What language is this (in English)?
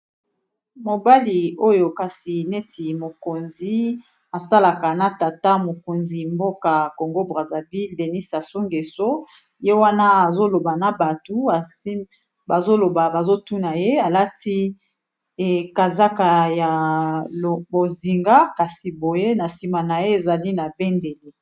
Lingala